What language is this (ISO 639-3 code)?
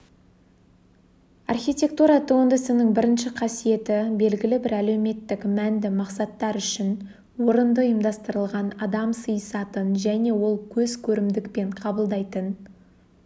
kaz